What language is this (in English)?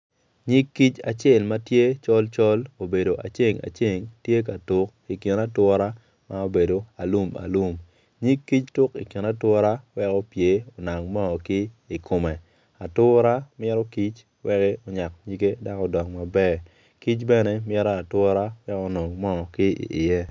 Acoli